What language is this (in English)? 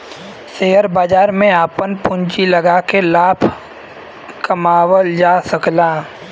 Bhojpuri